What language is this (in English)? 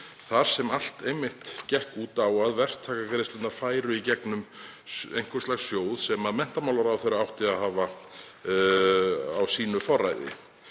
Icelandic